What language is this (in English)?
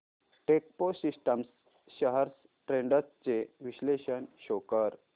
Marathi